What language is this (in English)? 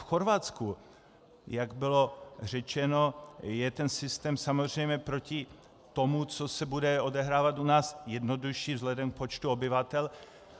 Czech